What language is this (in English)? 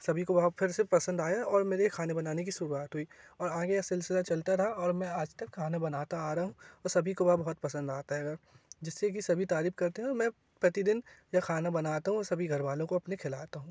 Hindi